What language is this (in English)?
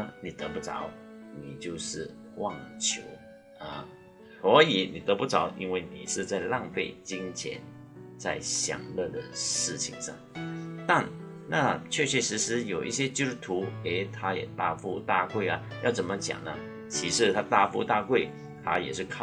Chinese